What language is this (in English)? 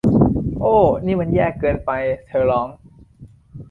Thai